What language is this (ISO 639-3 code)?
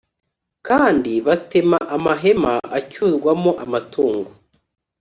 kin